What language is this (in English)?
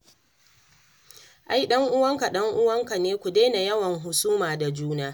Hausa